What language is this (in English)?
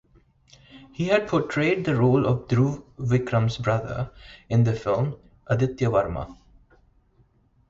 English